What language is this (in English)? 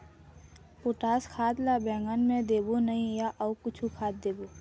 Chhattisgarhi